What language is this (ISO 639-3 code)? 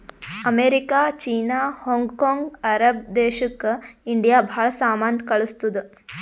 kan